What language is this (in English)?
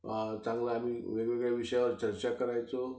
Marathi